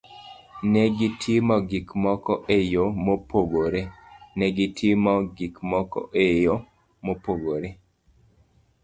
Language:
Luo (Kenya and Tanzania)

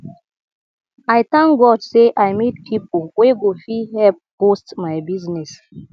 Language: Nigerian Pidgin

